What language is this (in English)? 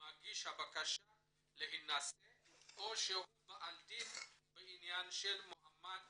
Hebrew